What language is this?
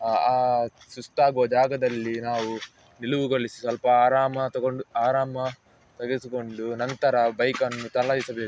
Kannada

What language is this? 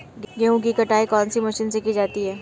Hindi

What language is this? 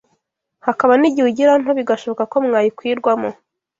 Kinyarwanda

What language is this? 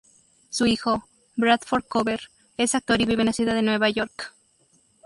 Spanish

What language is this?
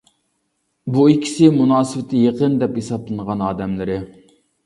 Uyghur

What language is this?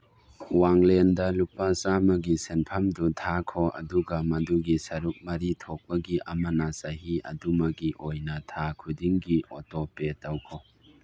Manipuri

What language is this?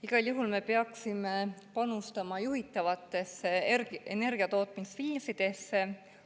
Estonian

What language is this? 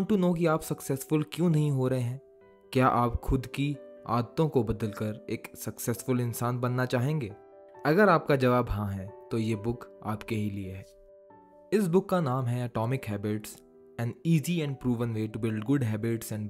Hindi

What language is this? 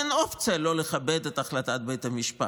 Hebrew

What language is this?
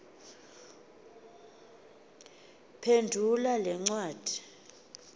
Xhosa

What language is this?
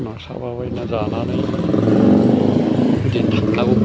Bodo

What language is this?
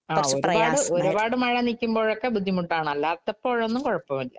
Malayalam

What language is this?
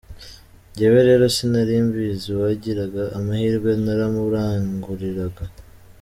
Kinyarwanda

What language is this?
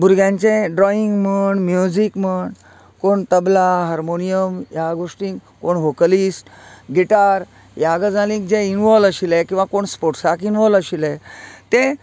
Konkani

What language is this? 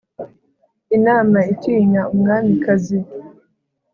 Kinyarwanda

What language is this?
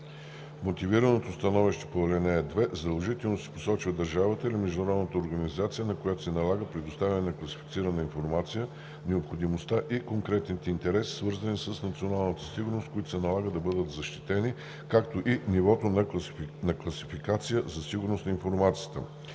Bulgarian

